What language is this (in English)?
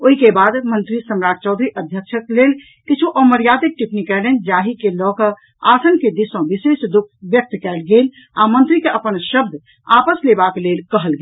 Maithili